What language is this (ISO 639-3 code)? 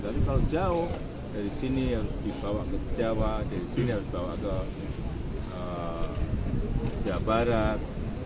ind